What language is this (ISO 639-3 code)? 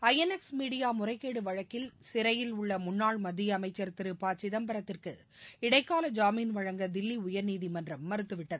tam